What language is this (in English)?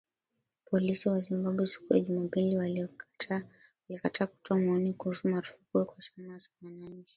Swahili